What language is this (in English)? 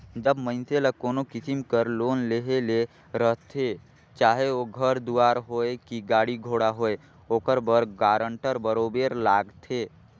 Chhattisgarhi